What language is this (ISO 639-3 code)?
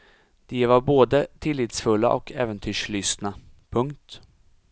swe